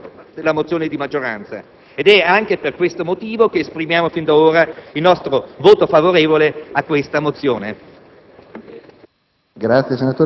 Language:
Italian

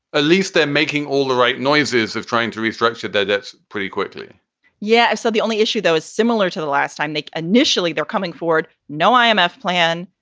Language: English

